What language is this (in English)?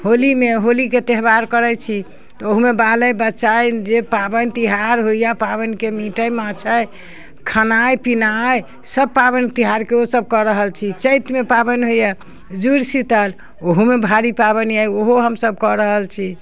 Maithili